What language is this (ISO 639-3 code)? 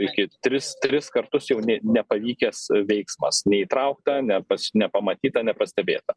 lit